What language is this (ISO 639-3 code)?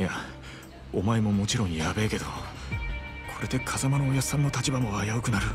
jpn